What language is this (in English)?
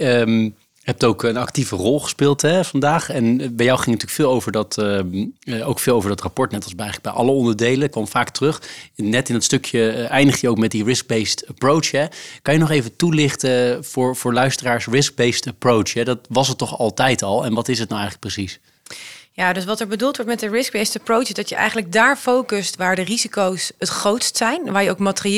Dutch